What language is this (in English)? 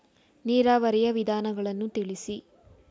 Kannada